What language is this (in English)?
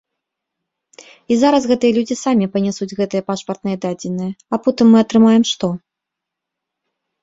Belarusian